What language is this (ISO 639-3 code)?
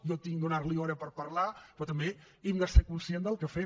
cat